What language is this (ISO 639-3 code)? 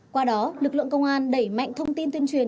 vie